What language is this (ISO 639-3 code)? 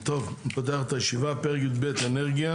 heb